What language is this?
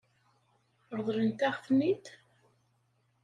Kabyle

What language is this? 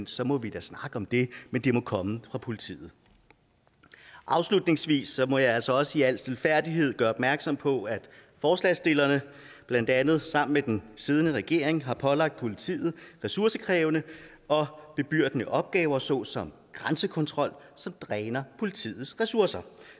Danish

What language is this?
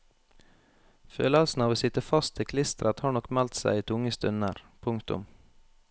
Norwegian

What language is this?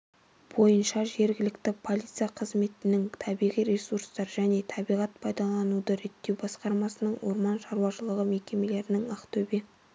Kazakh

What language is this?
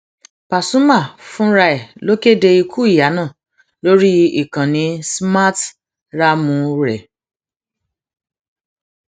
Yoruba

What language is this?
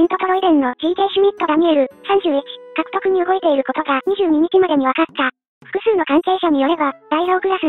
Japanese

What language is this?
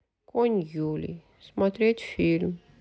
Russian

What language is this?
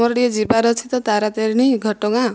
Odia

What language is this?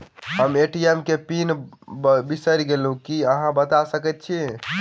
Maithili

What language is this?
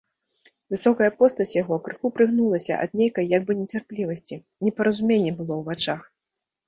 Belarusian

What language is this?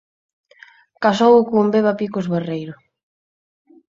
Galician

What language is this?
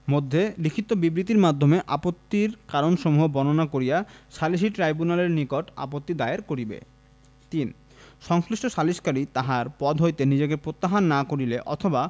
Bangla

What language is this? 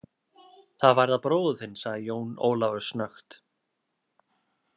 Icelandic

